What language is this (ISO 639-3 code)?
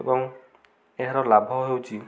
ori